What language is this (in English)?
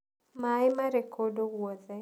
Kikuyu